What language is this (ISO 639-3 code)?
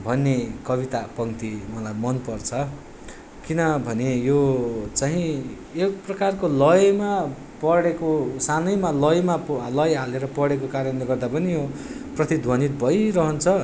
nep